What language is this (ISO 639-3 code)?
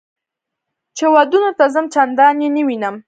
pus